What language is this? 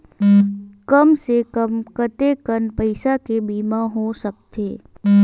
Chhattisgarhi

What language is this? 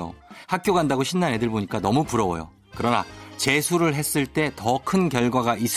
Korean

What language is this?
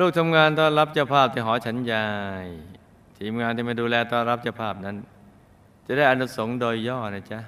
Thai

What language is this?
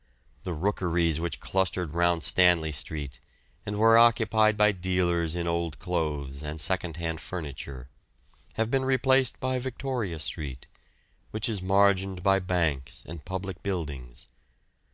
English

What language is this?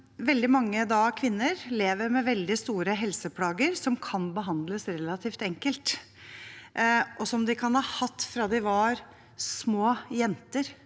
Norwegian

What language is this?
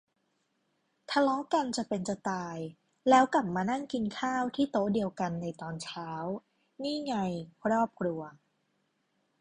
Thai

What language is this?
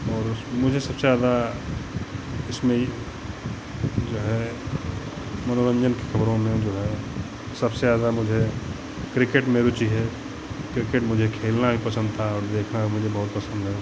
Hindi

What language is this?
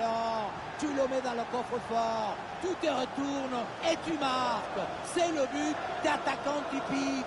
French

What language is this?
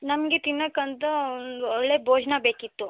Kannada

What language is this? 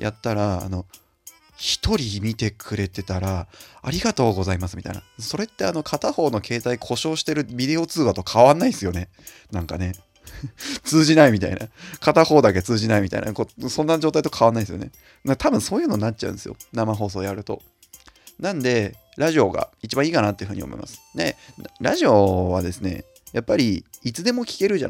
Japanese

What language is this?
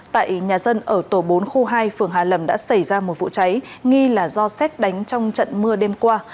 Vietnamese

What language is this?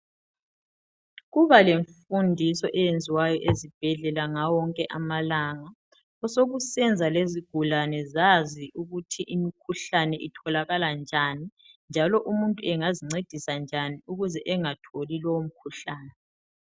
North Ndebele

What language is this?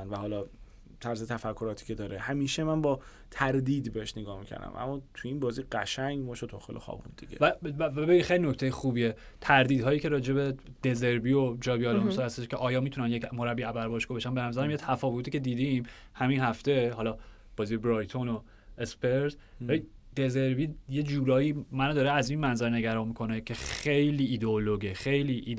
Persian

